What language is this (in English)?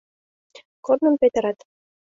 Mari